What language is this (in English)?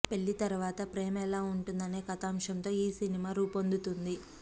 Telugu